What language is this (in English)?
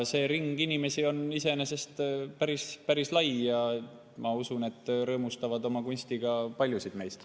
Estonian